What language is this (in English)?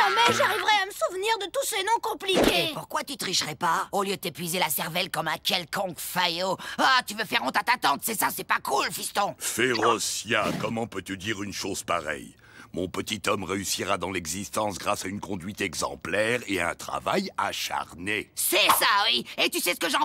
French